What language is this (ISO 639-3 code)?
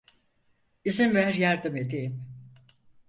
tur